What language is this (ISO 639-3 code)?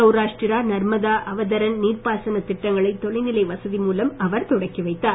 tam